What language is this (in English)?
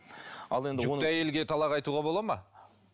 Kazakh